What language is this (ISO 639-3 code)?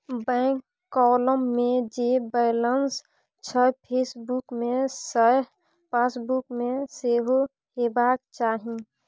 mai